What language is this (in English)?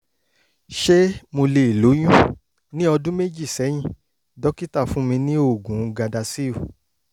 Yoruba